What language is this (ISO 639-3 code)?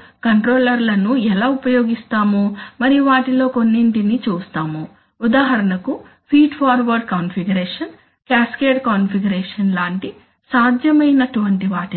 tel